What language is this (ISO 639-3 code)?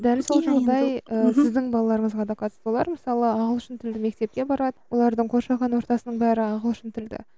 kaz